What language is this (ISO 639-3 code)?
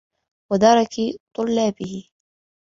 ara